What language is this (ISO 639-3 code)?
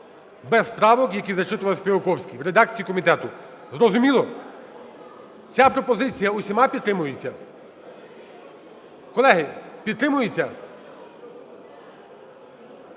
ukr